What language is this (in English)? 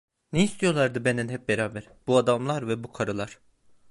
Turkish